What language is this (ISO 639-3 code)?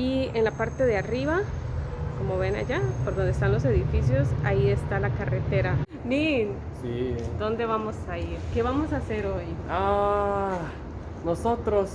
spa